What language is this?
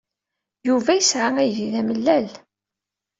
Kabyle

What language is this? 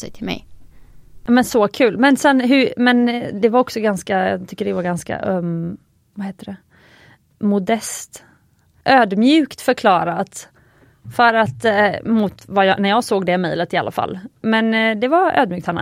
Swedish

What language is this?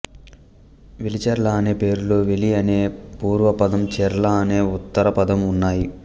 Telugu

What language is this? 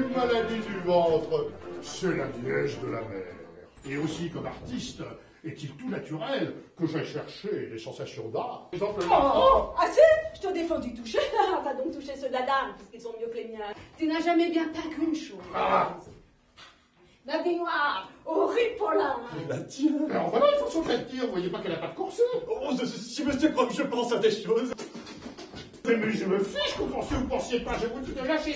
French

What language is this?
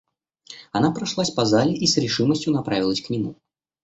Russian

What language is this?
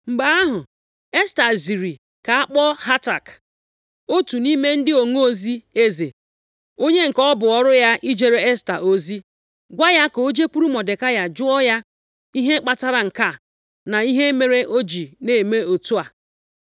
Igbo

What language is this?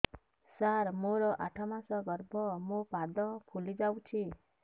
Odia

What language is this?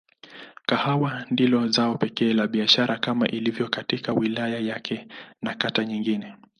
Swahili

